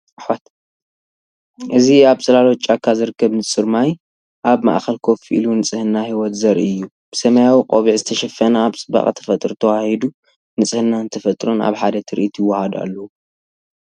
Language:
Tigrinya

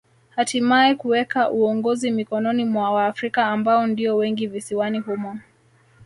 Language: Swahili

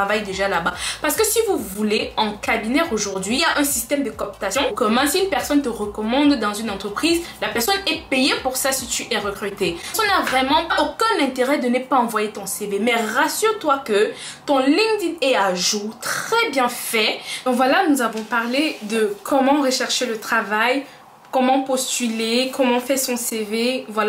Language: French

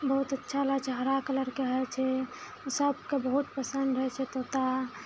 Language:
Maithili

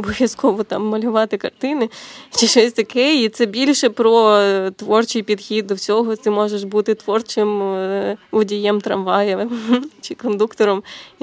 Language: Ukrainian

